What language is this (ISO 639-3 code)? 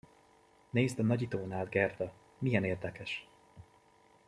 hun